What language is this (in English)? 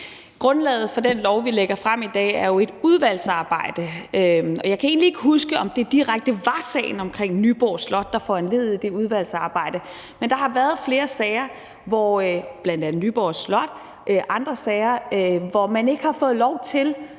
Danish